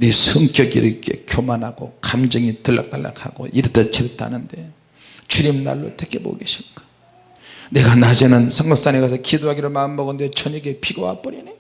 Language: Korean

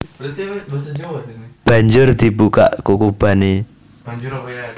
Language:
Javanese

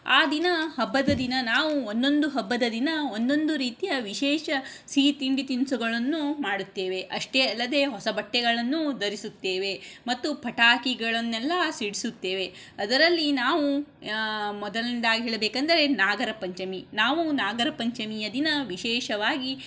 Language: Kannada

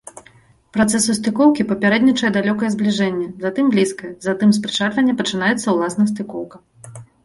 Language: Belarusian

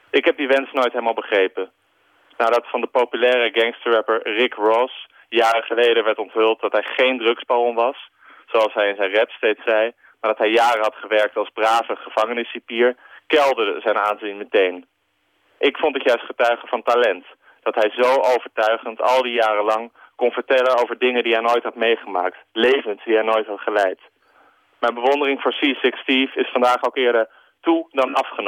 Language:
Dutch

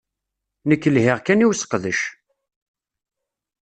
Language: Kabyle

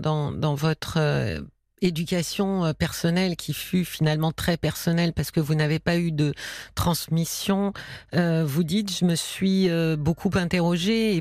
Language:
French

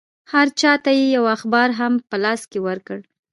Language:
Pashto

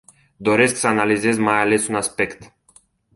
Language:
Romanian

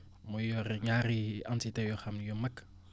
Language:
Wolof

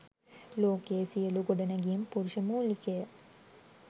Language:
Sinhala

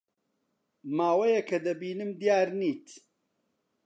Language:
Central Kurdish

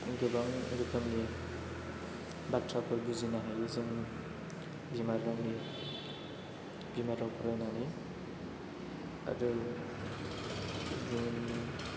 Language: Bodo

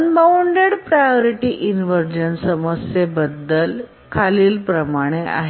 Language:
Marathi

